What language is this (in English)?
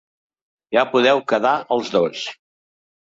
Catalan